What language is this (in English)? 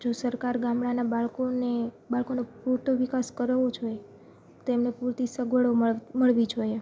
Gujarati